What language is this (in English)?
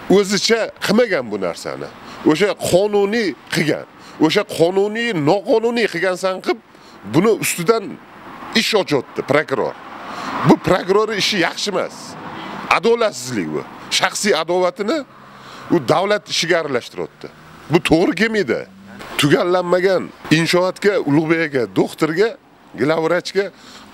Turkish